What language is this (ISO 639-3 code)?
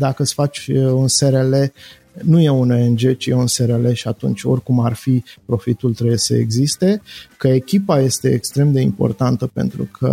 ron